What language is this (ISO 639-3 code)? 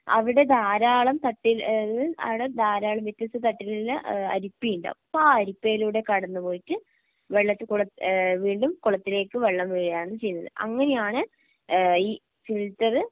mal